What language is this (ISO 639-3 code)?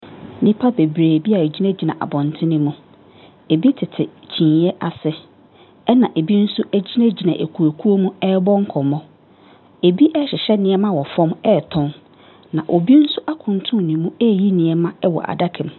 aka